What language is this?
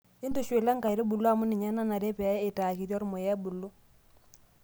Masai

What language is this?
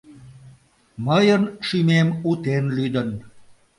Mari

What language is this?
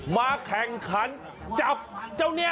Thai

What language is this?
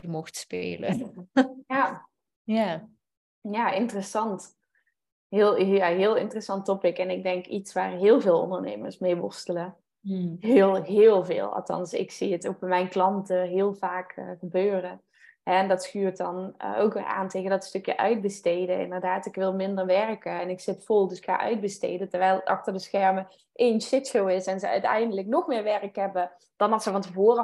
Dutch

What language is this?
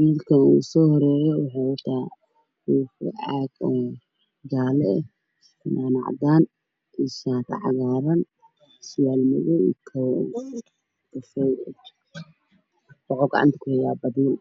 Somali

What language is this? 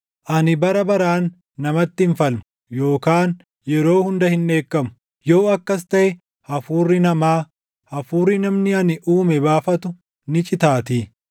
Oromo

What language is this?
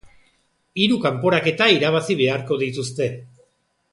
Basque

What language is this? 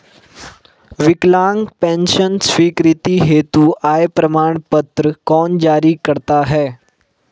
Hindi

